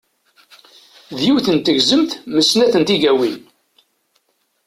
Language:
Kabyle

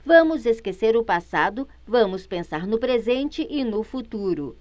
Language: Portuguese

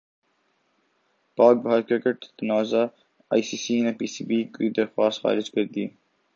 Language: Urdu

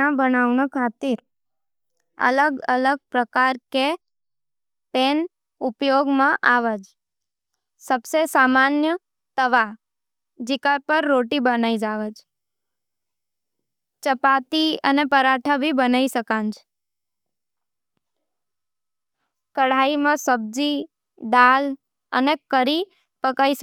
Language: Nimadi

